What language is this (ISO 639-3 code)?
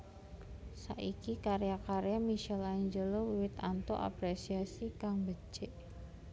jav